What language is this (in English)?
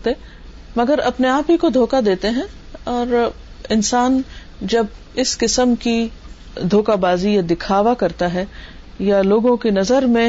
Urdu